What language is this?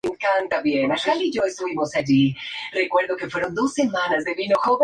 Spanish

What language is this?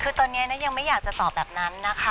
Thai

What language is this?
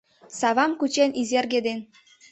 Mari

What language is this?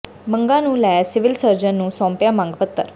Punjabi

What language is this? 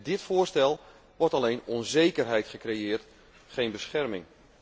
Dutch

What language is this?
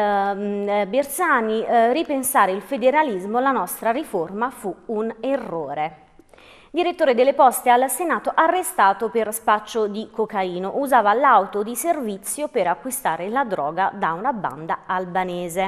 Italian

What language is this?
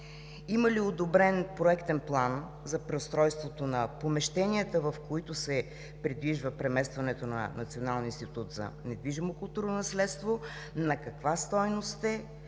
Bulgarian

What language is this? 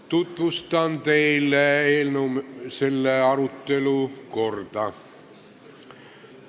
Estonian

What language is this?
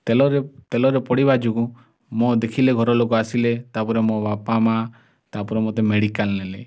Odia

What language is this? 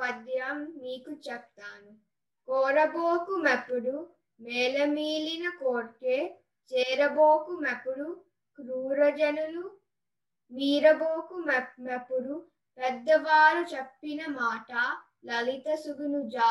Telugu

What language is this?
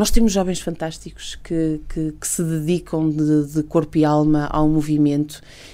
Portuguese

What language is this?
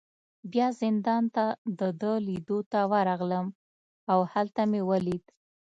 Pashto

